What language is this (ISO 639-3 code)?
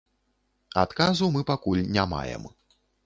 bel